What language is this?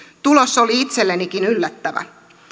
Finnish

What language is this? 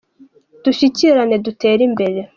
Kinyarwanda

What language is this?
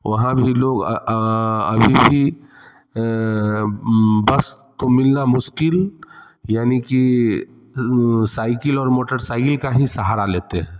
Hindi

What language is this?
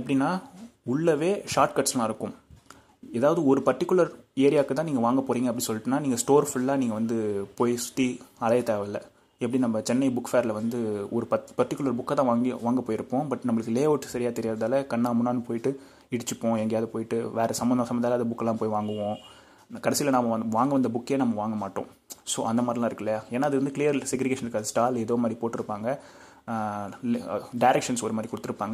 Tamil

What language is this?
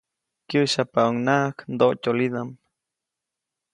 Copainalá Zoque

